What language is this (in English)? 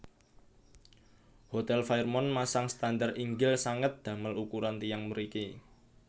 Javanese